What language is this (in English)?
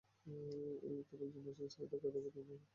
Bangla